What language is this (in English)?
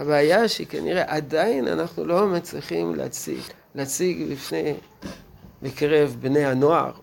Hebrew